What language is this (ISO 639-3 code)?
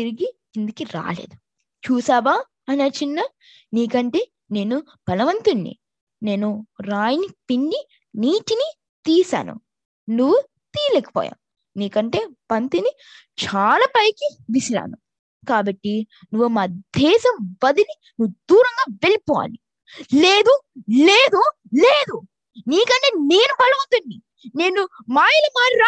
tel